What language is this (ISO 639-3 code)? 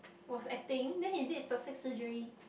eng